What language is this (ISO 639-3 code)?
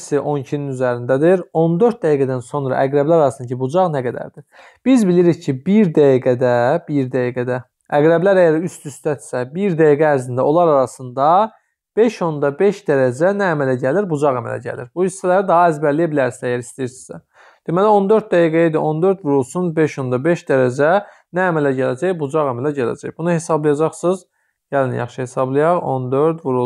tur